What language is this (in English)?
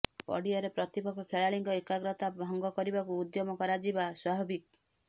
Odia